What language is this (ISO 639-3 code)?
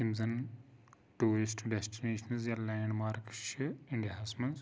kas